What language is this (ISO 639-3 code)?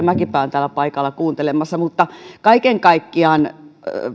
fin